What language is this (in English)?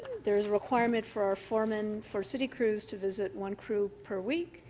English